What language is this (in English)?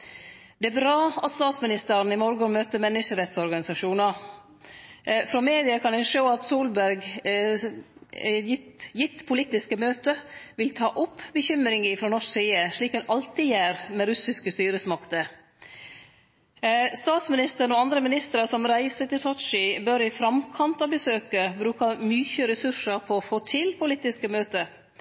Norwegian Nynorsk